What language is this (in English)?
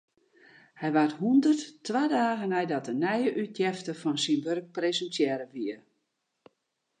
Western Frisian